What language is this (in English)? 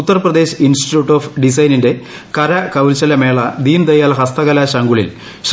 Malayalam